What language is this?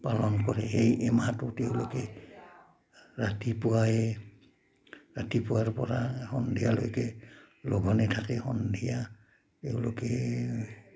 Assamese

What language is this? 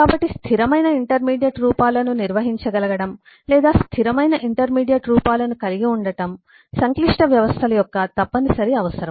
Telugu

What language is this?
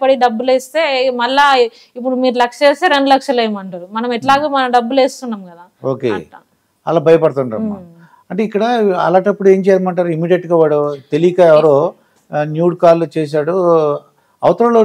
Telugu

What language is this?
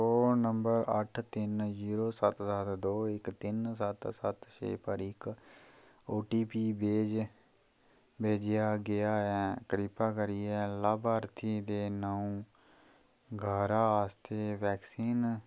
Dogri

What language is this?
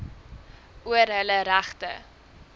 Afrikaans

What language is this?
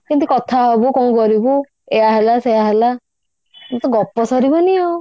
Odia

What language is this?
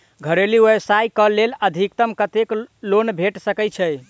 Maithili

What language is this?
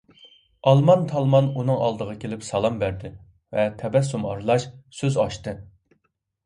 Uyghur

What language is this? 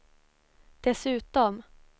Swedish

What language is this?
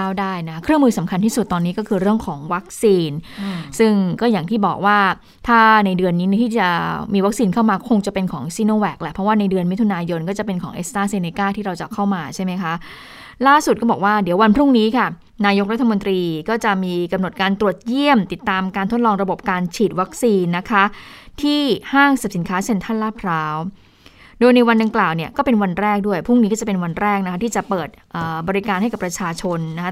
Thai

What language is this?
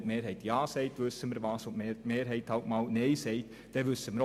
Swiss German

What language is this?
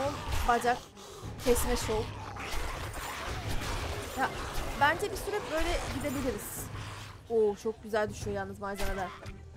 Turkish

